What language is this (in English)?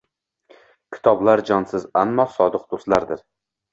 Uzbek